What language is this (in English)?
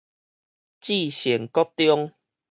Min Nan Chinese